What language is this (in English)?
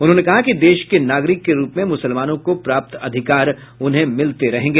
Hindi